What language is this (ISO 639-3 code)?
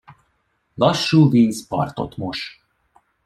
hun